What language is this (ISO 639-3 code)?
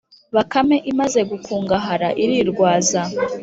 kin